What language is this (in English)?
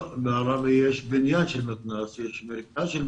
Hebrew